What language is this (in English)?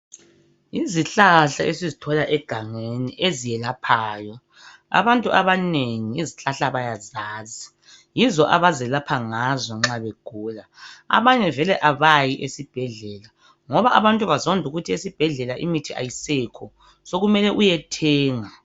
North Ndebele